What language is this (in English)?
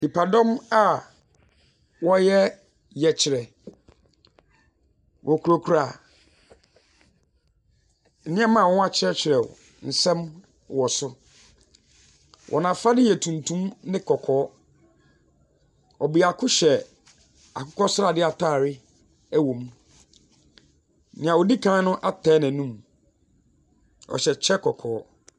Akan